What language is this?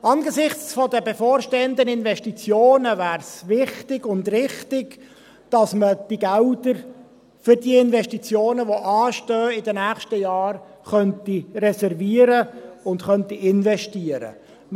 Swiss German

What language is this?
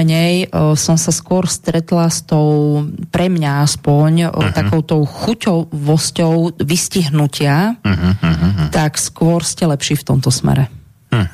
Slovak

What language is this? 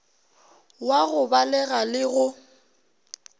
Northern Sotho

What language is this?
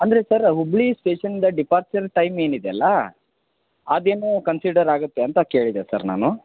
Kannada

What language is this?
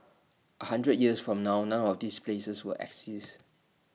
English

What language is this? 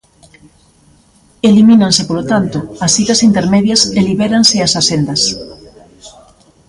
Galician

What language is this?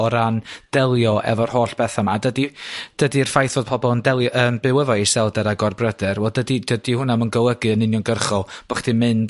Welsh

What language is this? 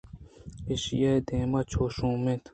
Eastern Balochi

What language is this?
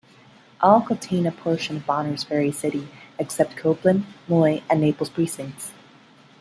English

